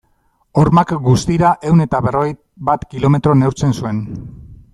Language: Basque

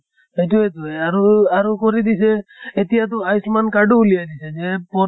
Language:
Assamese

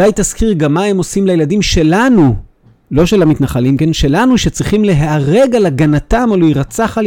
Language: Hebrew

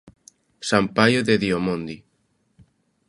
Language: Galician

